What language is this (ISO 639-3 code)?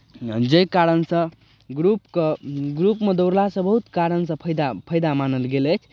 mai